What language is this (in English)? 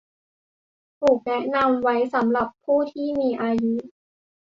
Thai